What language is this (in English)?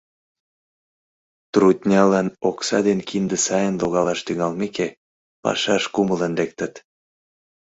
Mari